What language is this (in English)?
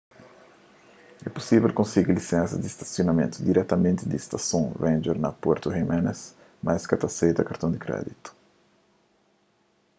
Kabuverdianu